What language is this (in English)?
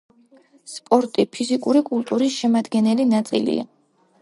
Georgian